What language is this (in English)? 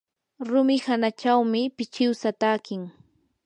Yanahuanca Pasco Quechua